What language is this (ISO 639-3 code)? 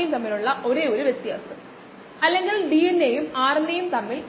mal